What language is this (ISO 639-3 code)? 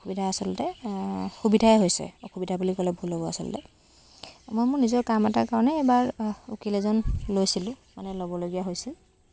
asm